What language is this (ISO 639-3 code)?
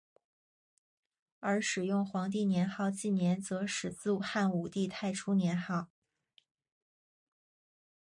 zho